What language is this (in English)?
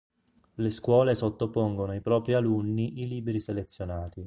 Italian